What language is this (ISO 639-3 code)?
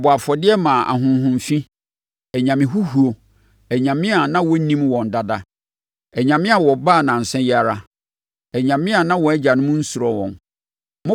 aka